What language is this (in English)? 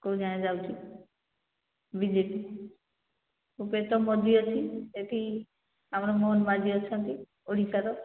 Odia